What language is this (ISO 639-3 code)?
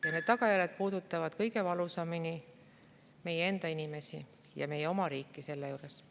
est